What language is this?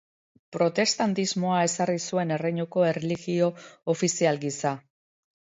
Basque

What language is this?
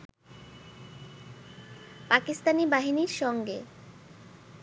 Bangla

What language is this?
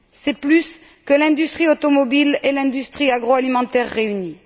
French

